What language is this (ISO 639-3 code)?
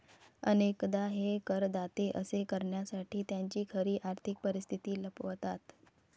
mar